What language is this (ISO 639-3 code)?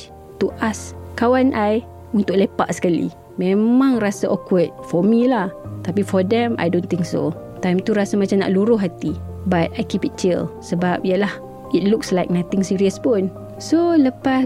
msa